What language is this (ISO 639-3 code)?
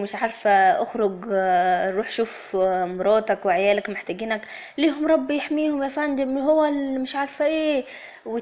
ara